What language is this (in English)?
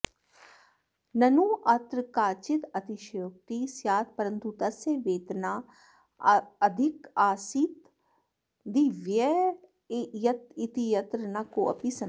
Sanskrit